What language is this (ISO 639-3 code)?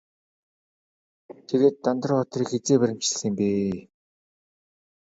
mon